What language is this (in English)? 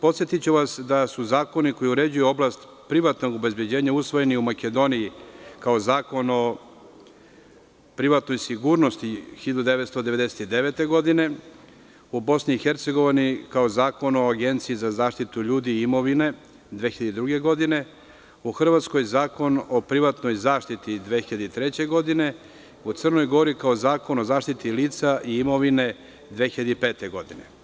Serbian